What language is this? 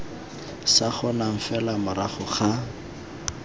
Tswana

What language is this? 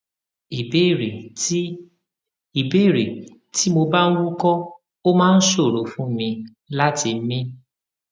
Yoruba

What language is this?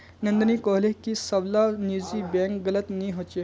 Magahi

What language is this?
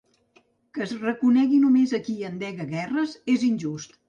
Catalan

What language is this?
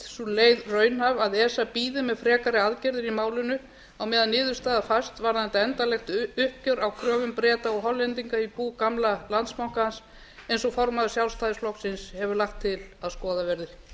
Icelandic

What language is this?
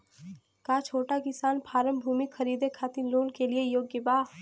Bhojpuri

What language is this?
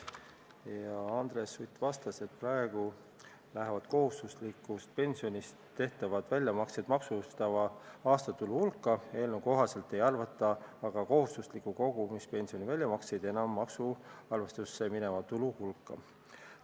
Estonian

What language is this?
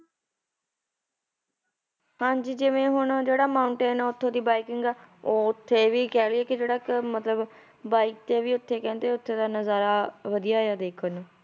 Punjabi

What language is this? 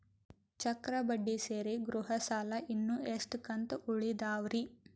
Kannada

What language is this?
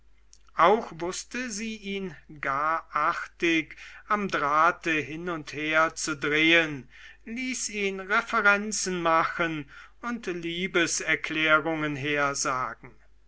German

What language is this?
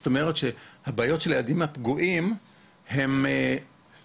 Hebrew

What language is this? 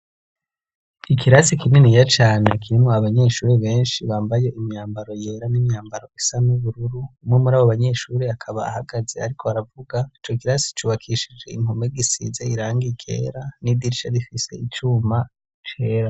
Rundi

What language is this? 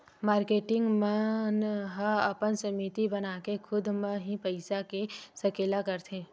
Chhattisgarhi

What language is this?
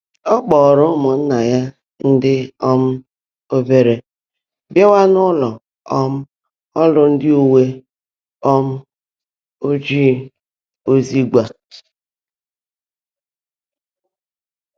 Igbo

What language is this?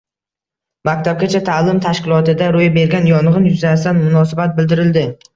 Uzbek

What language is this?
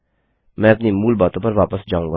Hindi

